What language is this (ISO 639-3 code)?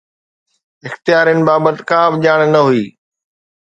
snd